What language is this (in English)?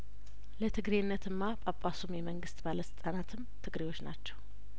Amharic